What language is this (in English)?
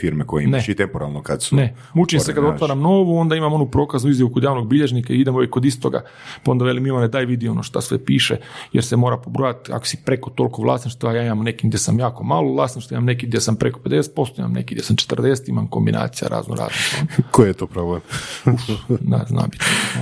Croatian